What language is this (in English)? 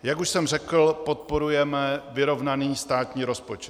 Czech